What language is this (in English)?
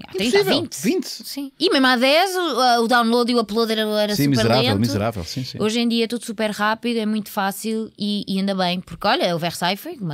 Portuguese